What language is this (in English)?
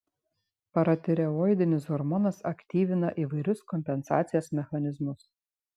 Lithuanian